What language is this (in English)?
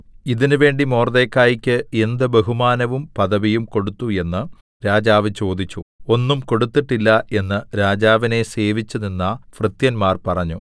Malayalam